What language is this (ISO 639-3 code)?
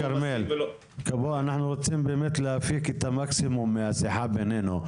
heb